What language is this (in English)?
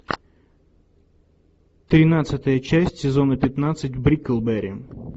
Russian